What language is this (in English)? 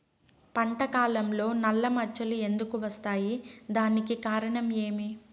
Telugu